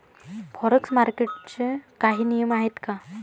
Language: Marathi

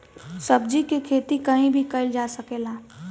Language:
Bhojpuri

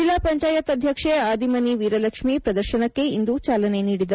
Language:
Kannada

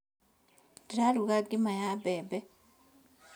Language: Kikuyu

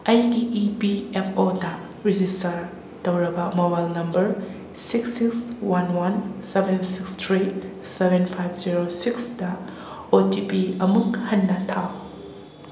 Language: Manipuri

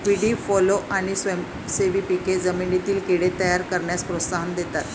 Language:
Marathi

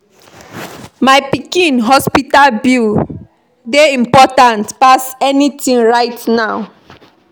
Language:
Nigerian Pidgin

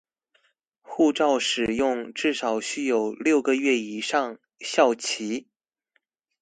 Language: Chinese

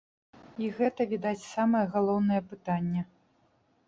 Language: Belarusian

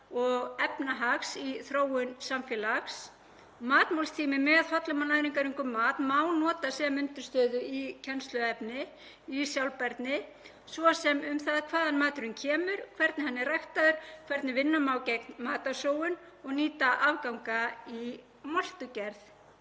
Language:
Icelandic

